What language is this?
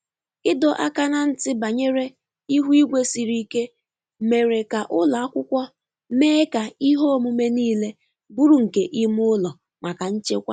Igbo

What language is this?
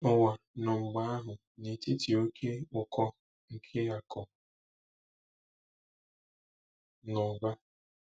Igbo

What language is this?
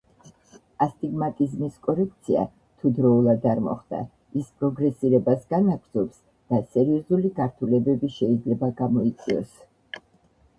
Georgian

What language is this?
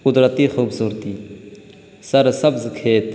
Urdu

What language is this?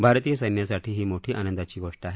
Marathi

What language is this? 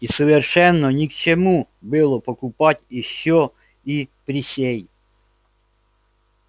Russian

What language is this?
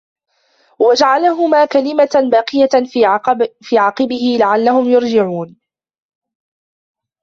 Arabic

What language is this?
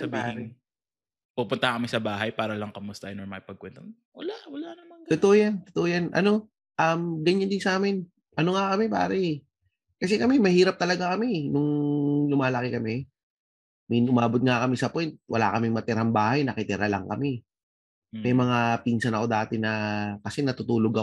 Filipino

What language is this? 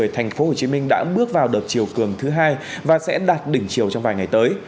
Vietnamese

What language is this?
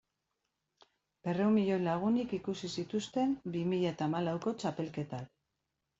Basque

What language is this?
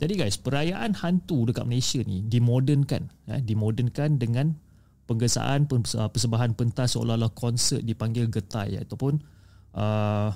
Malay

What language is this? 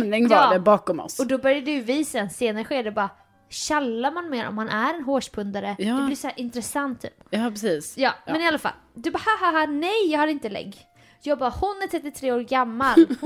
Swedish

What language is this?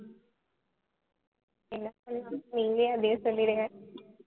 Tamil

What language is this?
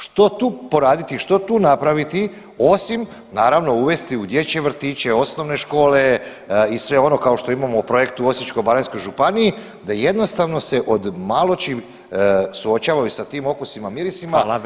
Croatian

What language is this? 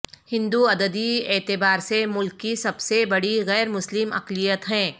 Urdu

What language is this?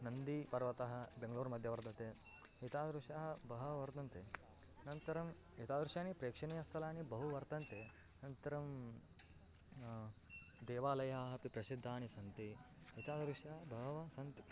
Sanskrit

